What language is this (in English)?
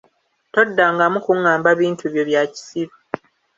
Ganda